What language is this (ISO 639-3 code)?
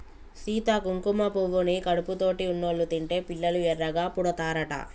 tel